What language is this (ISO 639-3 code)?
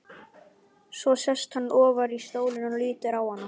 isl